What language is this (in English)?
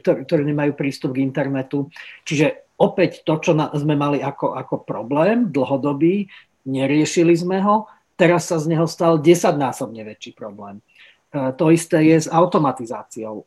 Slovak